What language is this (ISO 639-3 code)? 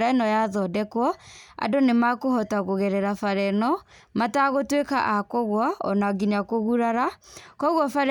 kik